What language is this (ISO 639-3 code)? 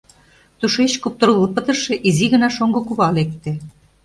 chm